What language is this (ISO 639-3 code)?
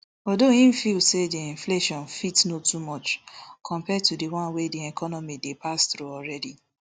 pcm